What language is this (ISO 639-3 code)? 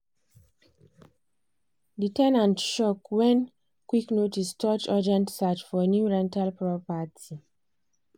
pcm